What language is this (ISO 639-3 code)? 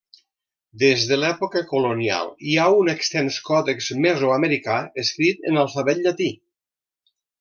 cat